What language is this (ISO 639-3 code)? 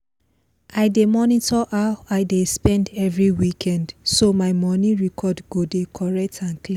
pcm